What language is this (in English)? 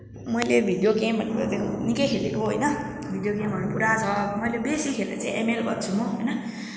Nepali